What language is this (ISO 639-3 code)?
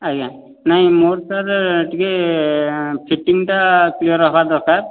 ori